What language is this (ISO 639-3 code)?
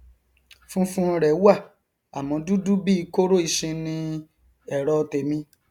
yor